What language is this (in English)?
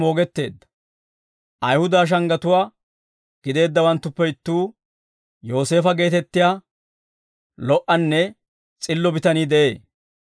Dawro